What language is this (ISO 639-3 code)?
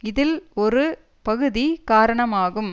tam